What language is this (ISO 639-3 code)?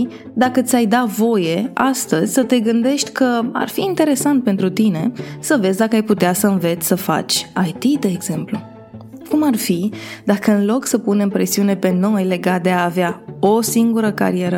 ron